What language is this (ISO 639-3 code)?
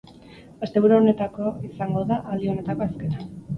eus